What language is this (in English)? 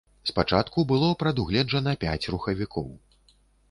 Belarusian